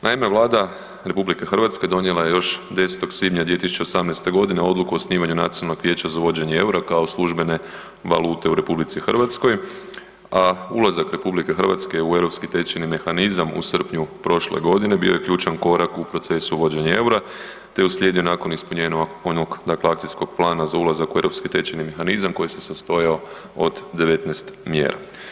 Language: Croatian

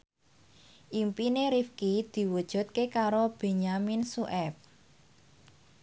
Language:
Javanese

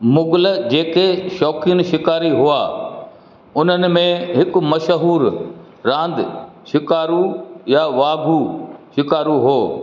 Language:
Sindhi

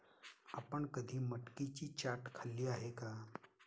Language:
Marathi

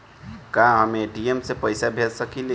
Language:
Bhojpuri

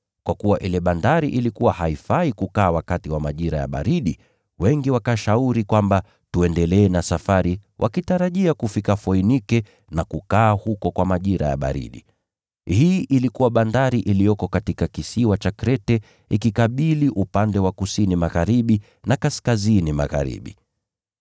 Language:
Swahili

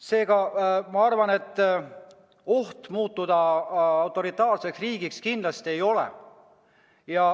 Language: Estonian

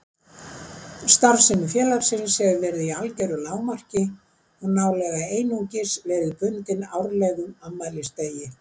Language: Icelandic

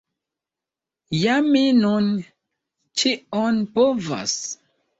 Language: Esperanto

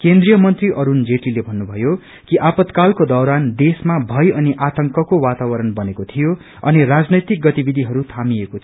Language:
Nepali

